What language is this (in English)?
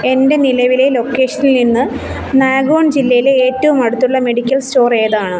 Malayalam